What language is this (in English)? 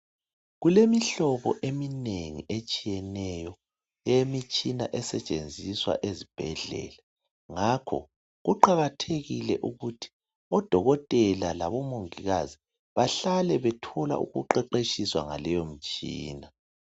North Ndebele